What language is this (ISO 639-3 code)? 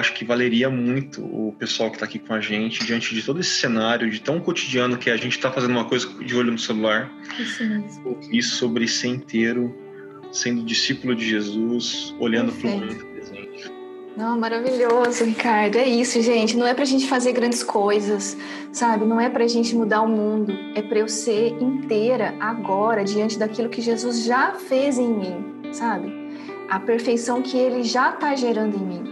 por